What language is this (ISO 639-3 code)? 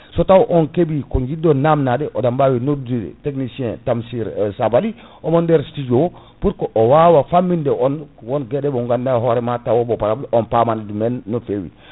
ful